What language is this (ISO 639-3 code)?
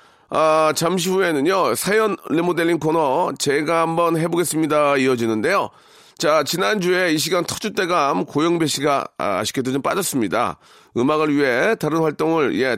kor